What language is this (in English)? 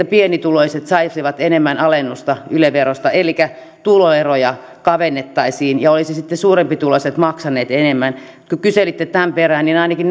Finnish